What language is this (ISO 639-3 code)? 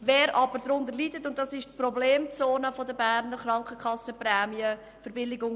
gsw